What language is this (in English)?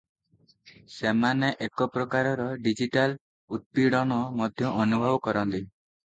Odia